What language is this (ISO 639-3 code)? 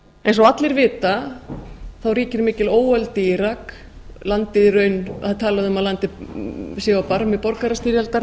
isl